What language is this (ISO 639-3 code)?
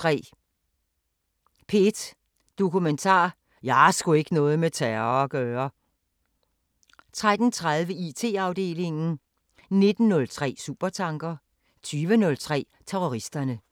dan